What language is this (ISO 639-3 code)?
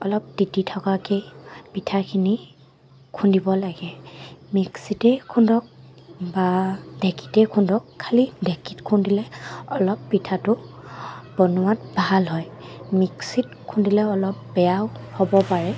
asm